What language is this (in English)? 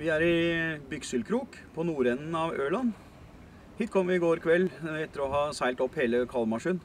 Norwegian